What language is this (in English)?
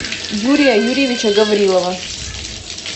Russian